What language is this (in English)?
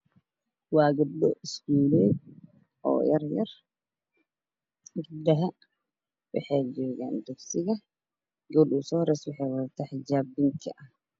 Somali